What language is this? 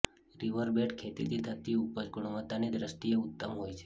Gujarati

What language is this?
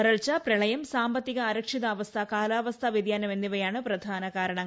Malayalam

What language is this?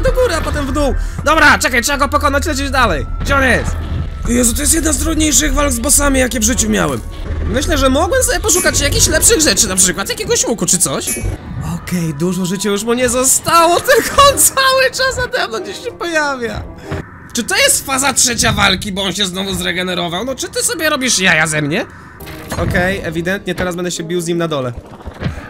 Polish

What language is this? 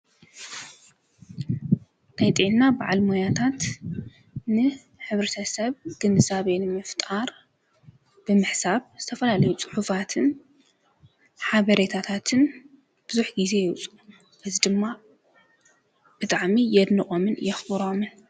Tigrinya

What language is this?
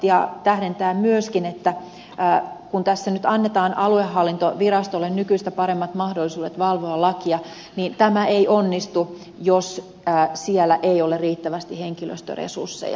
Finnish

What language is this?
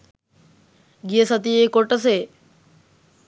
Sinhala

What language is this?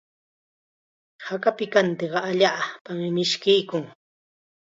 Chiquián Ancash Quechua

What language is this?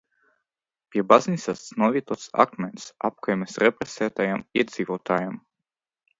Latvian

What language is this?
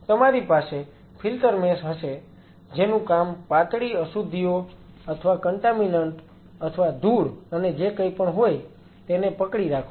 Gujarati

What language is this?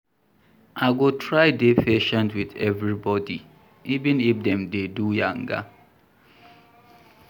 Nigerian Pidgin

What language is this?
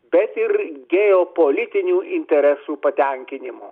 Lithuanian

